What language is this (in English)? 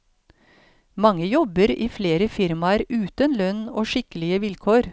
Norwegian